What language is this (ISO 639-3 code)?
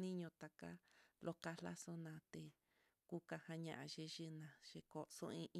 vmm